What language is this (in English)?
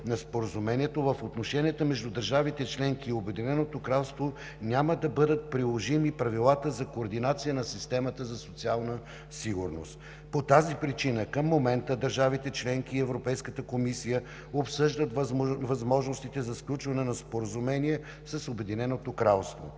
Bulgarian